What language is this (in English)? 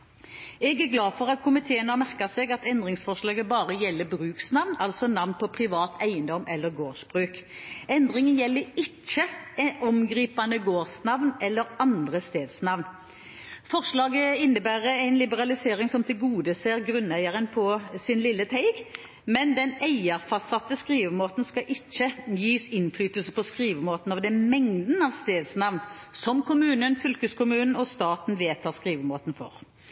Norwegian Bokmål